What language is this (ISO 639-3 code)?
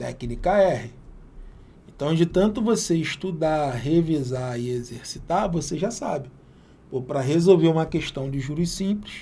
por